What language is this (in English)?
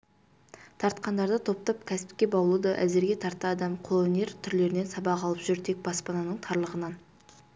Kazakh